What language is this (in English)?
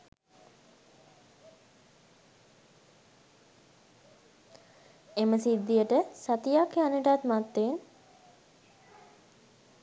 Sinhala